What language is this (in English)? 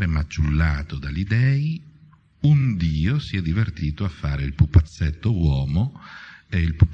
Italian